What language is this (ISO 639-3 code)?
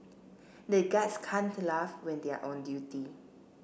eng